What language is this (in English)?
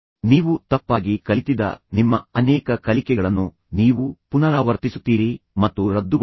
Kannada